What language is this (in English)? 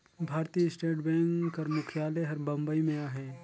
Chhattisgarhi